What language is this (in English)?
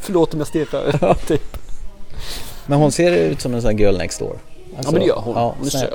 Swedish